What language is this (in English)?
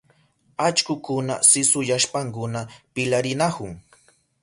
Southern Pastaza Quechua